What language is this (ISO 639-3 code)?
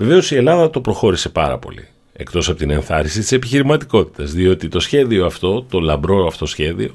ell